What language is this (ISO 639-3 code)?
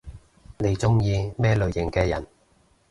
yue